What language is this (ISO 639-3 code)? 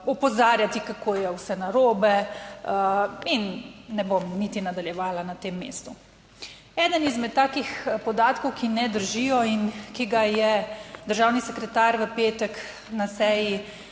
slv